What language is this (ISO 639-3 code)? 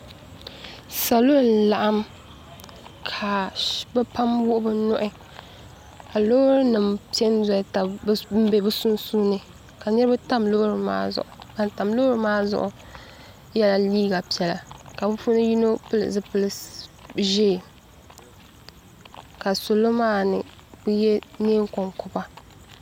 dag